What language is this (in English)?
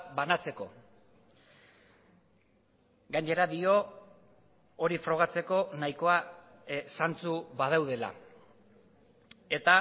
Basque